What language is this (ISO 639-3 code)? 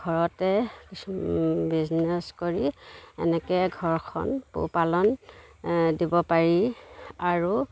asm